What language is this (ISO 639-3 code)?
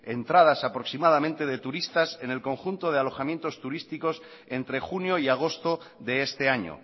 spa